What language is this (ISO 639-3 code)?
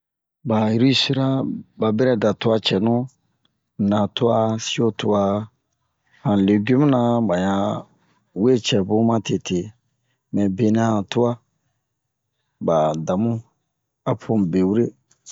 bmq